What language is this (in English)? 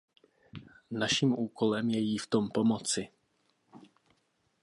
Czech